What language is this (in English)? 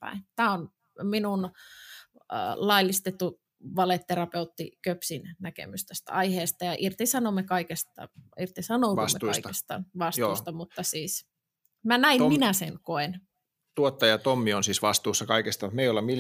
Finnish